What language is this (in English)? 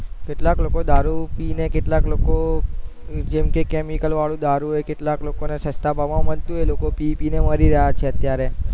Gujarati